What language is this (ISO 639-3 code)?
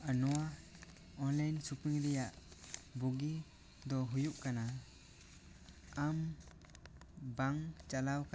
sat